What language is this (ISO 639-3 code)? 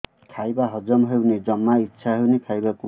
ori